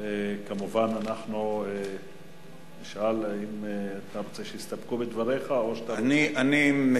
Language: Hebrew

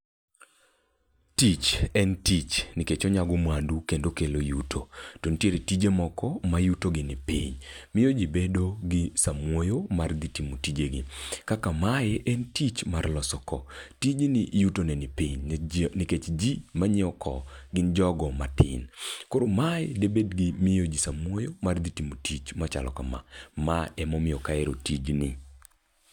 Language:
Luo (Kenya and Tanzania)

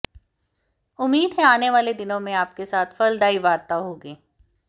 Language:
Hindi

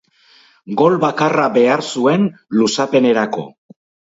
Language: Basque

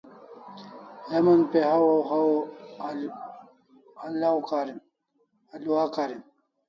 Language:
Kalasha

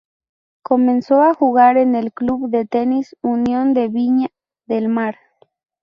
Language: Spanish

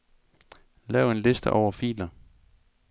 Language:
Danish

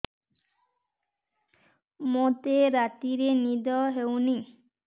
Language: Odia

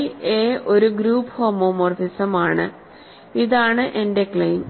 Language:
Malayalam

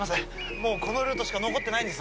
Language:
Japanese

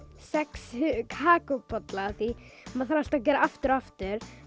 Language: Icelandic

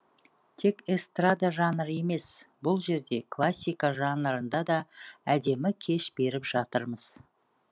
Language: Kazakh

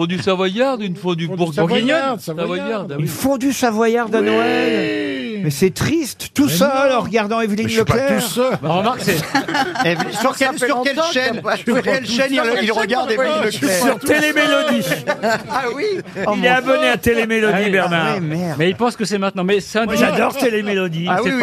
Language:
French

